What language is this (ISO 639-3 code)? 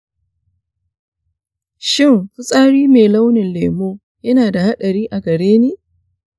hau